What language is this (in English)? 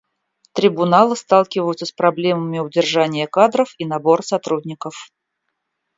Russian